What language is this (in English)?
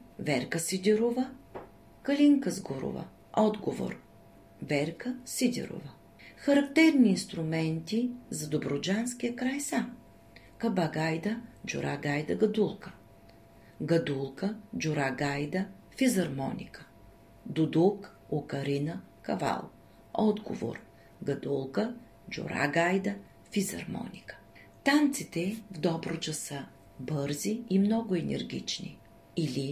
Bulgarian